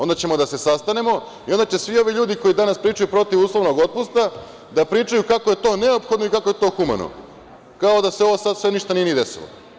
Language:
Serbian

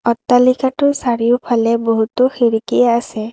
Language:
Assamese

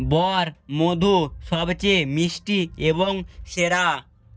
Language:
Bangla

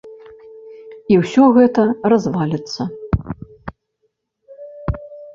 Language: Belarusian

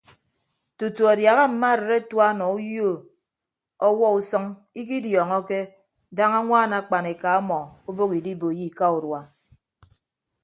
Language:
Ibibio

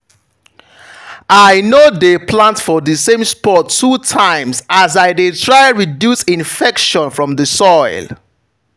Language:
Nigerian Pidgin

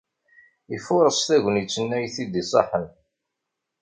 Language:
Kabyle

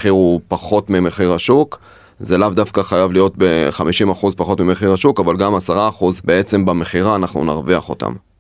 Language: Hebrew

